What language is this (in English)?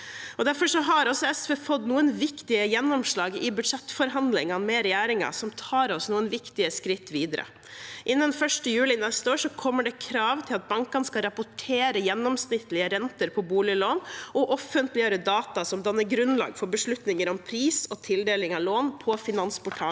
Norwegian